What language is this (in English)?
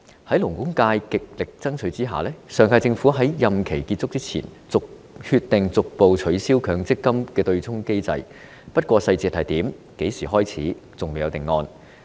Cantonese